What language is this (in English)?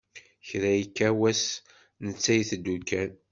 Kabyle